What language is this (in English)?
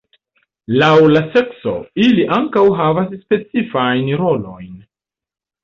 Esperanto